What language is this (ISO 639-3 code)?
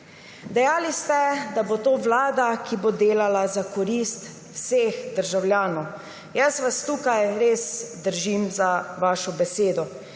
slv